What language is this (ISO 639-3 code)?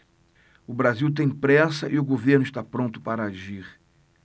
por